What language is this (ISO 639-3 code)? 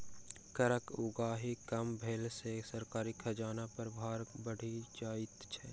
mai